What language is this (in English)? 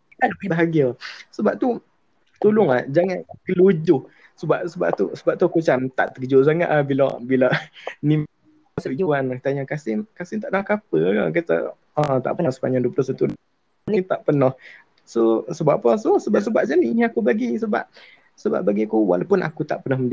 Malay